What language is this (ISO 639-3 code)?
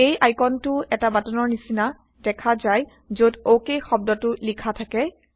asm